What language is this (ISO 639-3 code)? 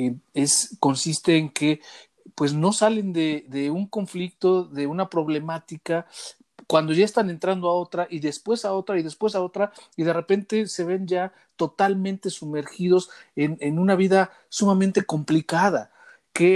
spa